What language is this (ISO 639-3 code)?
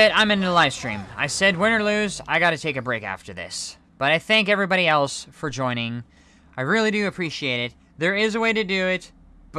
eng